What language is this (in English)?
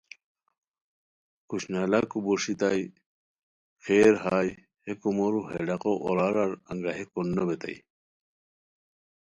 Khowar